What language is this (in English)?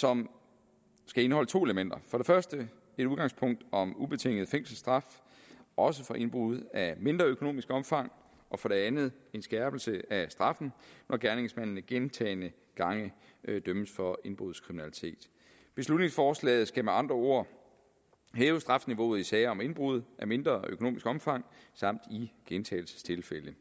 Danish